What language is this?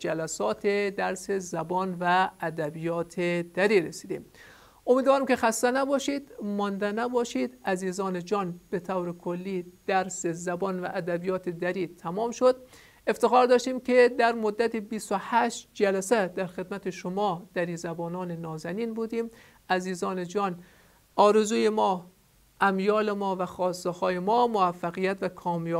Persian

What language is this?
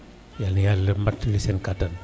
Wolof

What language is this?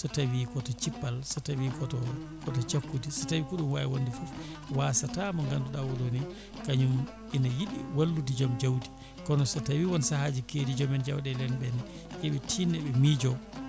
Fula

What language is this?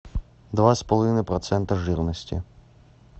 Russian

